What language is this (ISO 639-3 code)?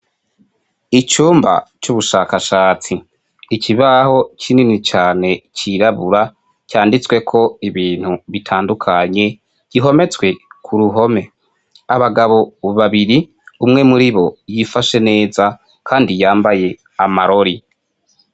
run